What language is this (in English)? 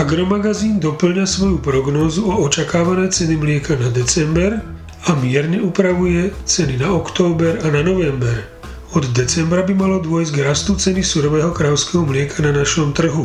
Slovak